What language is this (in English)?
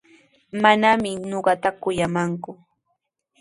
Sihuas Ancash Quechua